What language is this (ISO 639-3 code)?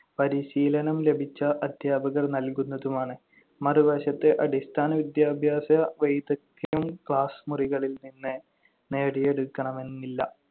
mal